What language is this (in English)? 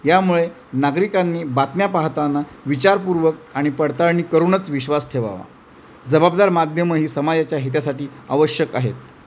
Marathi